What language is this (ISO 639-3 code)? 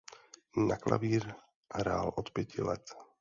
ces